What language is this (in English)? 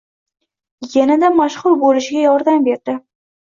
Uzbek